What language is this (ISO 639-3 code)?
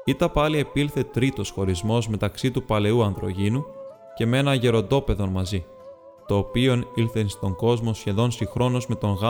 ell